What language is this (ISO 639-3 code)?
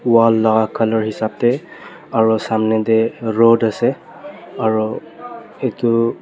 nag